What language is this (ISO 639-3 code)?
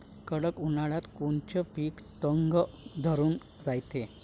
mar